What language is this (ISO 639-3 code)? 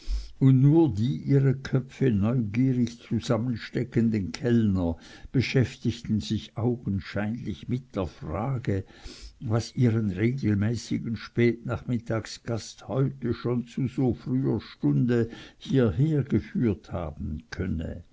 deu